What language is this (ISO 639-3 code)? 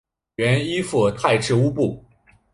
zho